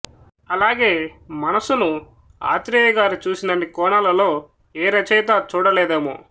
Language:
Telugu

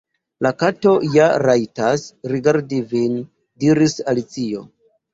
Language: Esperanto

